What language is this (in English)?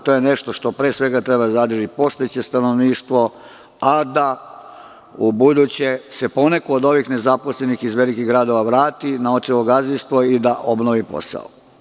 Serbian